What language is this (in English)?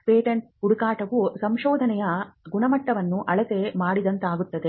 Kannada